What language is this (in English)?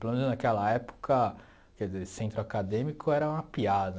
Portuguese